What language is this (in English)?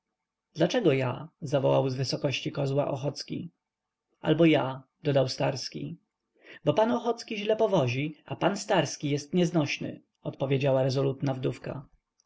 Polish